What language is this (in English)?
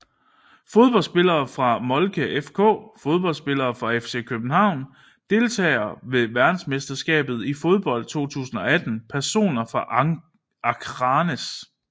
Danish